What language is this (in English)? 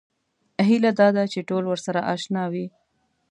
Pashto